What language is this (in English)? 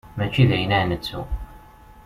Kabyle